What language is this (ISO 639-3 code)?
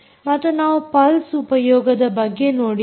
kan